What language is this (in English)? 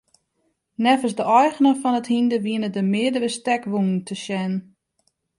Western Frisian